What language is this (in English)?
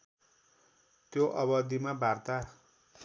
Nepali